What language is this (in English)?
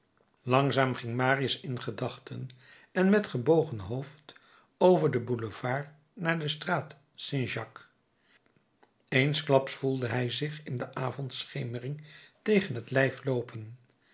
Dutch